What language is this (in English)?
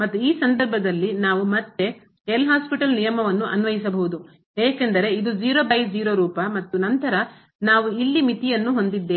Kannada